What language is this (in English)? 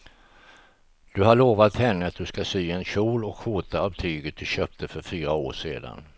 Swedish